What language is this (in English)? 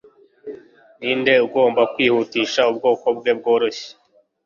Kinyarwanda